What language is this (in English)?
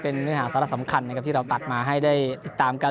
Thai